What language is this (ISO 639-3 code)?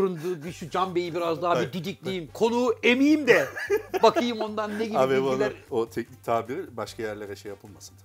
tur